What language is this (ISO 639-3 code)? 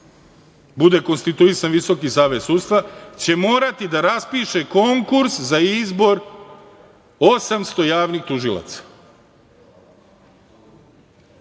srp